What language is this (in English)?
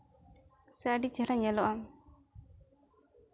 Santali